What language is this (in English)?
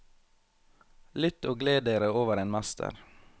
Norwegian